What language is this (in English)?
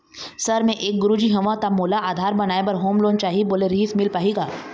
Chhattisgarhi